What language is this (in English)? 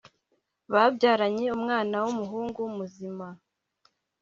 Kinyarwanda